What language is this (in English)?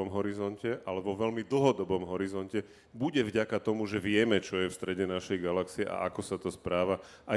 Slovak